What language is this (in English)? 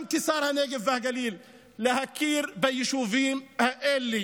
Hebrew